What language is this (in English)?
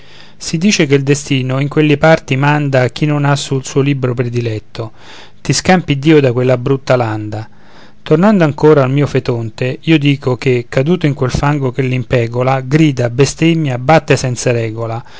Italian